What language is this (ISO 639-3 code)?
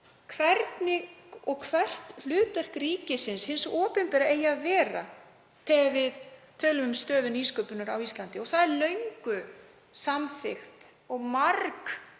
isl